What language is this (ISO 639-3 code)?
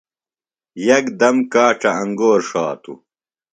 phl